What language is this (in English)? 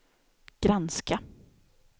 Swedish